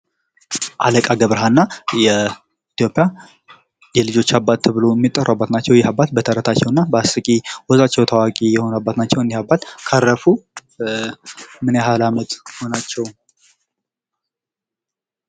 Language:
Amharic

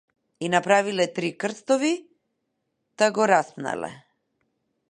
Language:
Macedonian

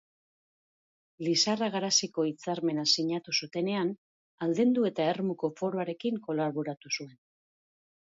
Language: Basque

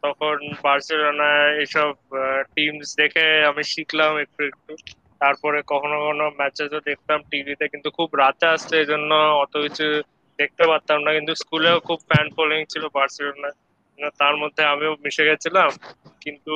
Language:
Bangla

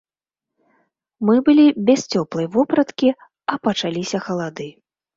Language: Belarusian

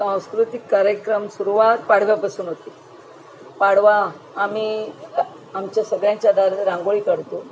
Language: Marathi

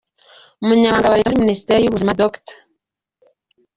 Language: Kinyarwanda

